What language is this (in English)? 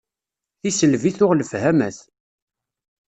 Kabyle